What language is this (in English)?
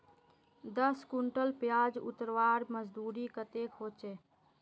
Magahi